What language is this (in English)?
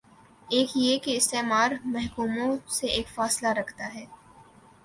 Urdu